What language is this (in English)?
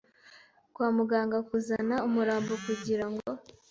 Kinyarwanda